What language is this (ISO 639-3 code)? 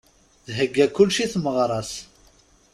kab